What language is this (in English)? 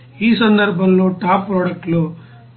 Telugu